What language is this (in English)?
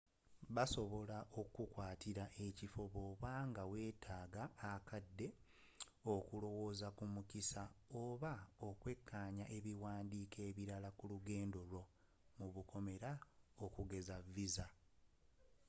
Ganda